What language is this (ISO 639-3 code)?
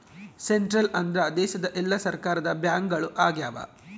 kan